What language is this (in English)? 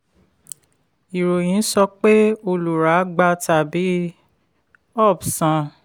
Yoruba